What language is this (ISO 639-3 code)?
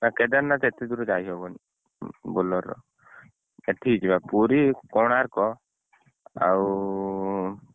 ori